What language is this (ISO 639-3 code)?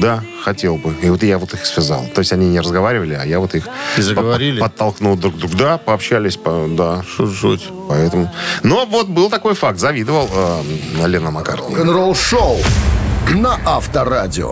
rus